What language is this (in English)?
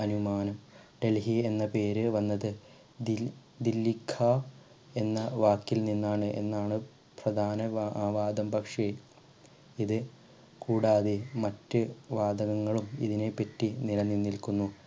Malayalam